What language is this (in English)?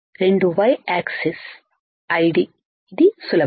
Telugu